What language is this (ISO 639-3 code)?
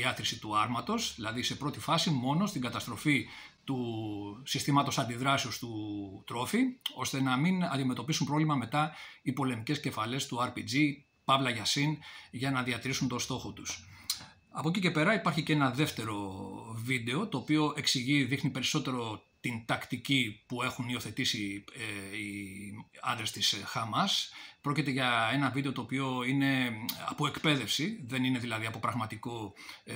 ell